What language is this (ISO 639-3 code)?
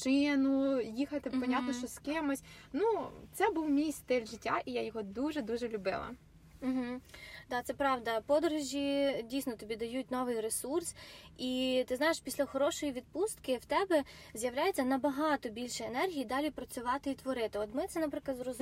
ukr